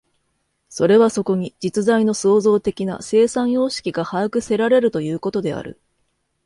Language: Japanese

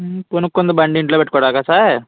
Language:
Telugu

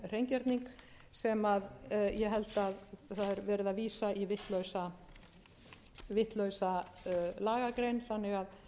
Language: Icelandic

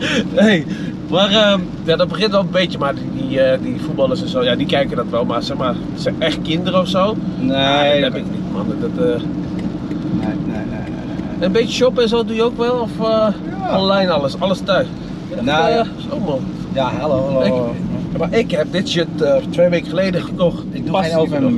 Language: Dutch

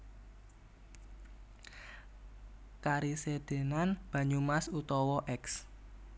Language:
Javanese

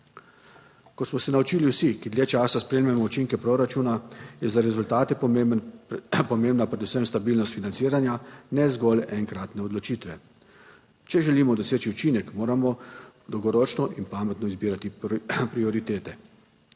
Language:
Slovenian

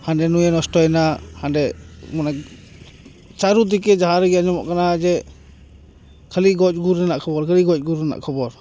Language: Santali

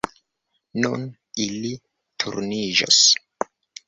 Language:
Esperanto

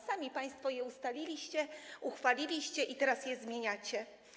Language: Polish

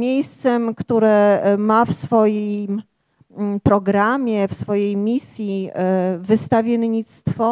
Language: Polish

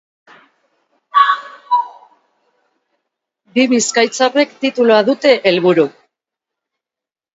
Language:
Basque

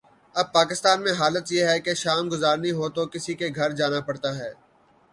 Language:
Urdu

